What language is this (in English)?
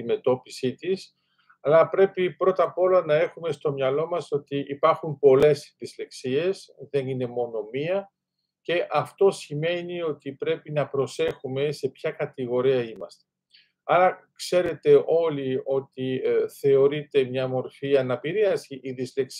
Greek